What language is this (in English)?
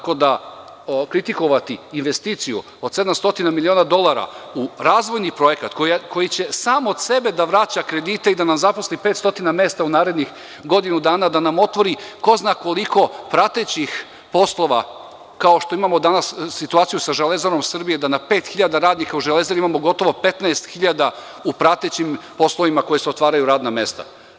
Serbian